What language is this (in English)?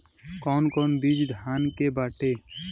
Bhojpuri